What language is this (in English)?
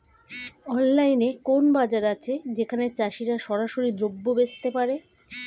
Bangla